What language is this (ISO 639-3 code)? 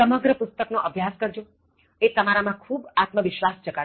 guj